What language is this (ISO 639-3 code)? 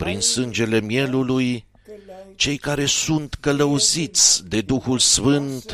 ron